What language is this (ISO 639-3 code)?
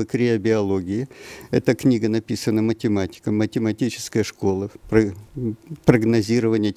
rus